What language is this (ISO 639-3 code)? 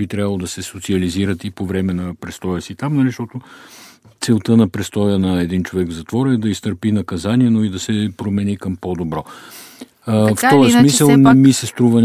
bul